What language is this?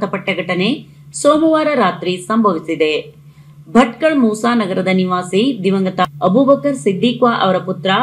Kannada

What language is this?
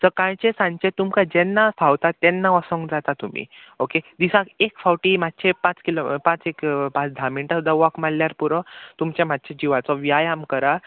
Konkani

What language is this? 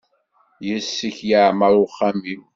Kabyle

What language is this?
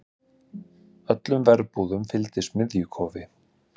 Icelandic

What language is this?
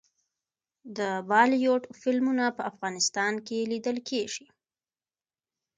Pashto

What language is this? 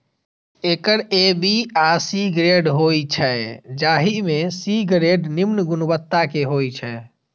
Maithili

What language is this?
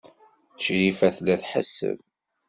Kabyle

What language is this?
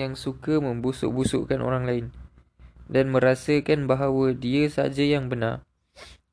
Malay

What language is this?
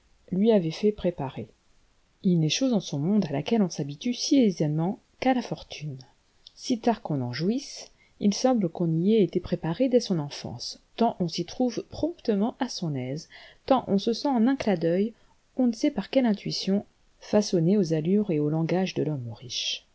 French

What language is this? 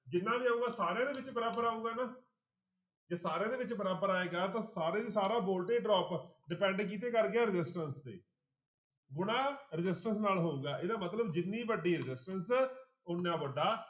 Punjabi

